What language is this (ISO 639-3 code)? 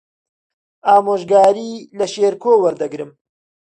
ckb